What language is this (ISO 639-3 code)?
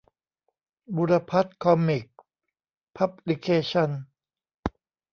tha